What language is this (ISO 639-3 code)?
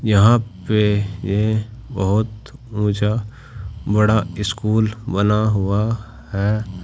hin